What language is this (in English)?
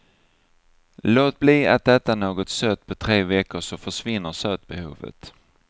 Swedish